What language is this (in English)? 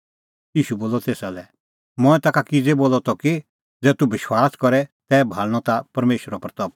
Kullu Pahari